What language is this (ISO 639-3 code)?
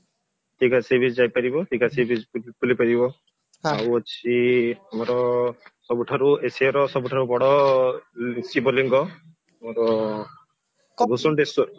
ori